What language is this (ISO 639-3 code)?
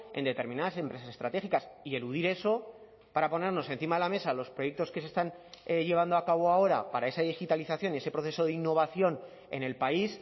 spa